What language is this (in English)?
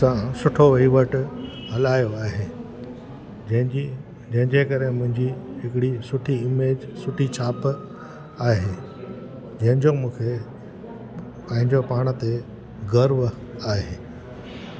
Sindhi